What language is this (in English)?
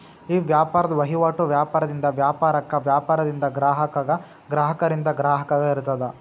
Kannada